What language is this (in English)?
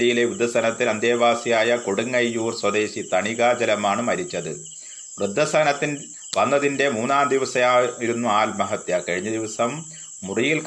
Malayalam